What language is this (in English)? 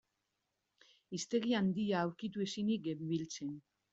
Basque